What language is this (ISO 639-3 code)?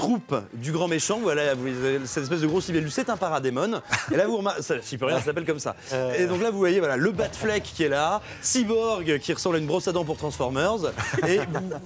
fra